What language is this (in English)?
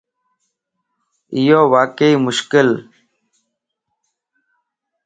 Lasi